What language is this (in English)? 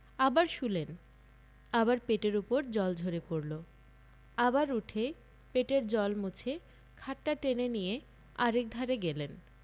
Bangla